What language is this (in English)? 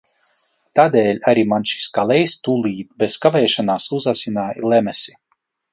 Latvian